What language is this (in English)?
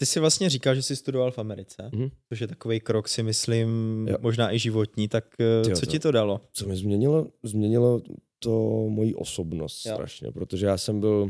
Czech